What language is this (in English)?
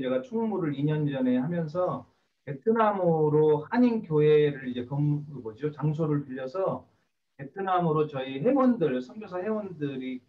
Korean